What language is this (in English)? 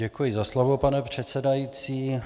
Czech